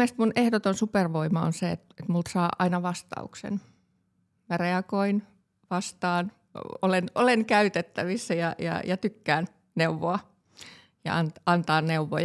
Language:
Finnish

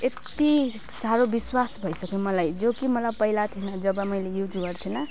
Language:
Nepali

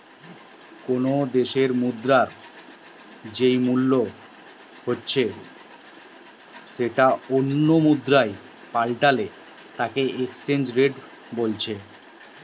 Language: Bangla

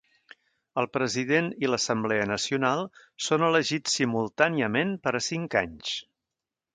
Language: Catalan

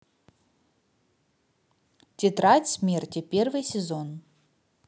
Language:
Russian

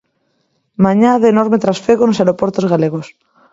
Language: Galician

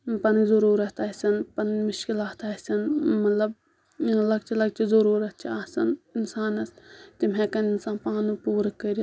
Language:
Kashmiri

